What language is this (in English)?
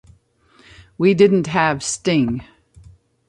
English